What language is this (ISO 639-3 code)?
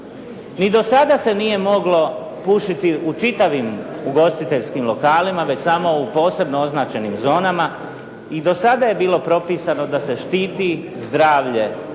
hrv